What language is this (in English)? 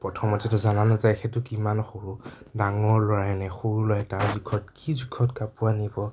Assamese